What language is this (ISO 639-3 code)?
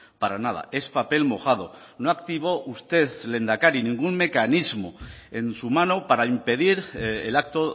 spa